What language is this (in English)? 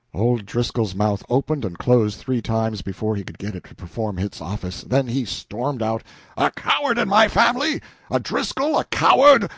English